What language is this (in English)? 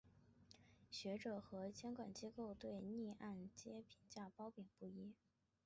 Chinese